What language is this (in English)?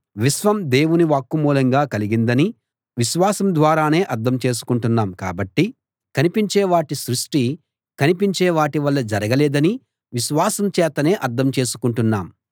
Telugu